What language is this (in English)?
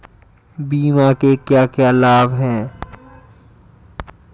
Hindi